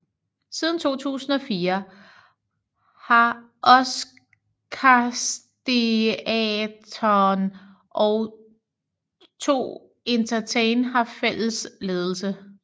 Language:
Danish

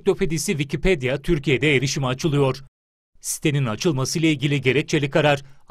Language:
Turkish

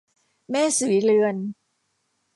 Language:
Thai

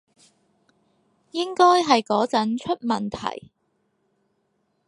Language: Cantonese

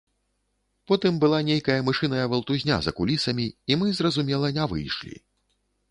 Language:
Belarusian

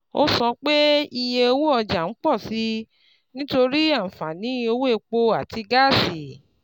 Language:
Yoruba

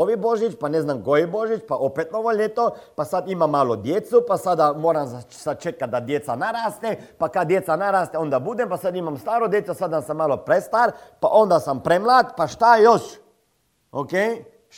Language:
Croatian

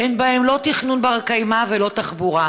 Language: Hebrew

